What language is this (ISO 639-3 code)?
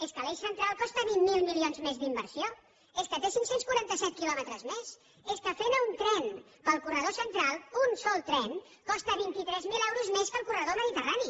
cat